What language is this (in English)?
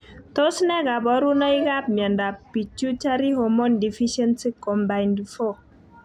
Kalenjin